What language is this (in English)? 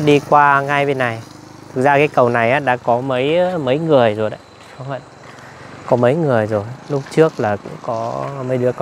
Vietnamese